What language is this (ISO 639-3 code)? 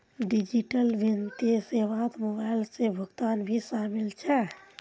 mag